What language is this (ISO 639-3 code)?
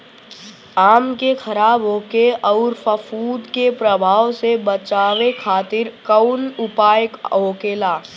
bho